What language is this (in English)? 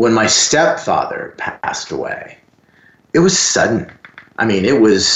English